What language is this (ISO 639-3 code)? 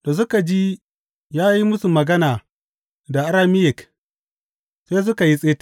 hau